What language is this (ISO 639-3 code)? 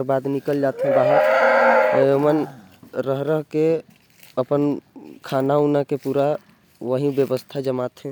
kfp